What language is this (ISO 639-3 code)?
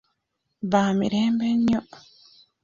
lug